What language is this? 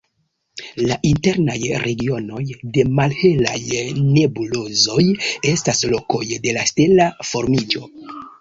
Esperanto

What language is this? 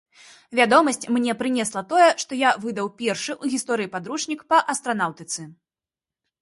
Belarusian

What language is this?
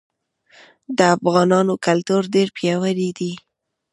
Pashto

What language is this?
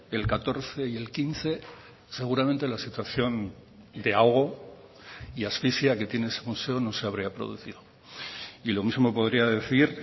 Spanish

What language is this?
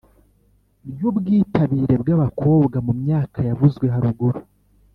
Kinyarwanda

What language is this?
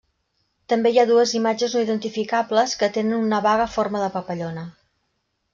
Catalan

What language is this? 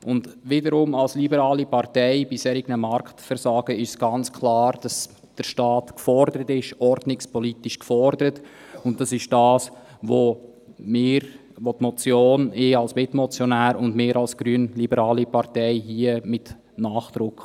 Swiss German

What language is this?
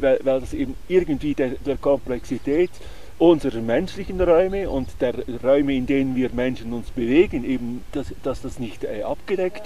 German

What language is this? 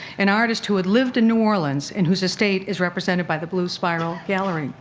English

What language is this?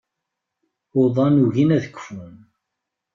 Kabyle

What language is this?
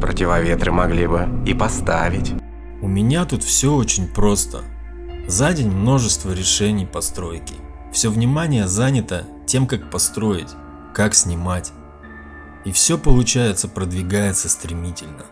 Russian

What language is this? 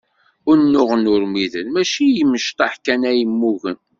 Kabyle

